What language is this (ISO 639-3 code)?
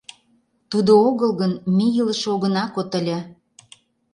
chm